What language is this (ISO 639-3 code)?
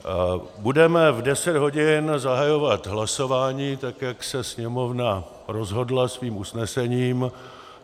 ces